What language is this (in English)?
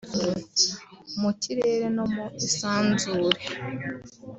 Kinyarwanda